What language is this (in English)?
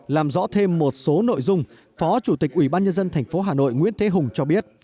Vietnamese